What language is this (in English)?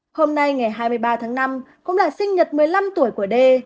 Vietnamese